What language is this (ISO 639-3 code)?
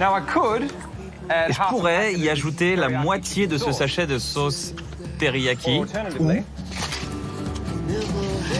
fra